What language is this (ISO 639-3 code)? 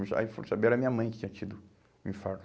por